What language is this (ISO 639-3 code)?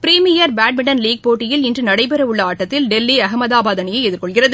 tam